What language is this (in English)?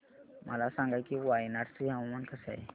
Marathi